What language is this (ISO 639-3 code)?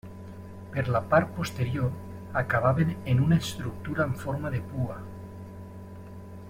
cat